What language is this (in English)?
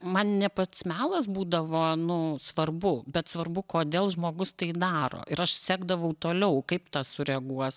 Lithuanian